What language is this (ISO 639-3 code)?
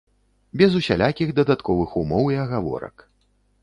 bel